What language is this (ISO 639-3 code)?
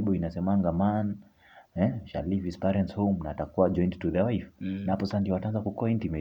swa